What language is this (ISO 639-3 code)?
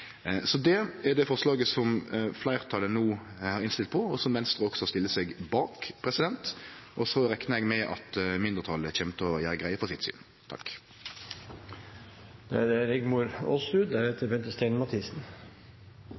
nor